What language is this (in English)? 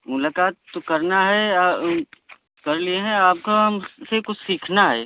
Hindi